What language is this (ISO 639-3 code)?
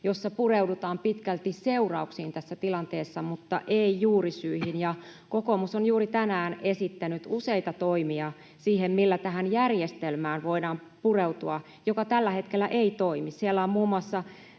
fin